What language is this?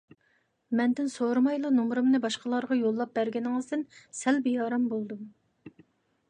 Uyghur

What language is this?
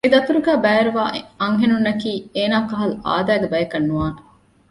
Divehi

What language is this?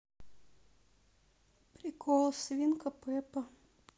Russian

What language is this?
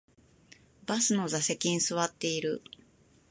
Japanese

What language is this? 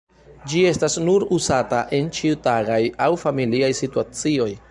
Esperanto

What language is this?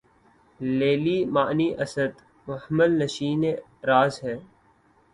Urdu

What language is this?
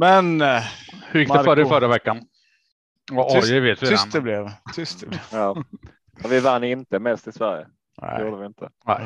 Swedish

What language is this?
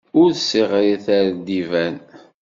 Kabyle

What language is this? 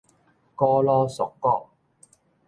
Min Nan Chinese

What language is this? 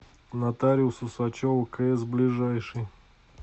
Russian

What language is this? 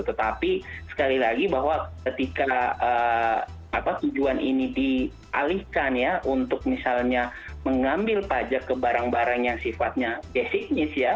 Indonesian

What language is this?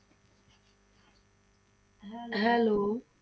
Punjabi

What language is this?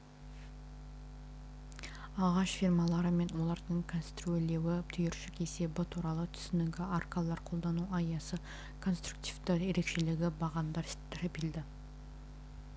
Kazakh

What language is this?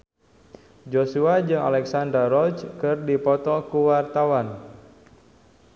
Sundanese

